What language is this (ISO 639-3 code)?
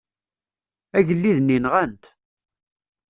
kab